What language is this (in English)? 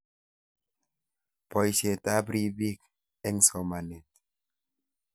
Kalenjin